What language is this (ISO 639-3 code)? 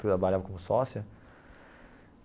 por